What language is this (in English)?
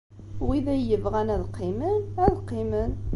Kabyle